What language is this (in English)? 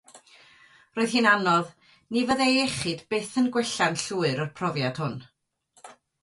Welsh